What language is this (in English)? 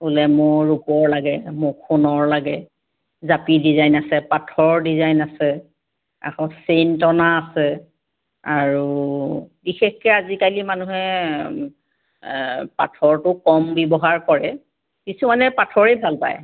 Assamese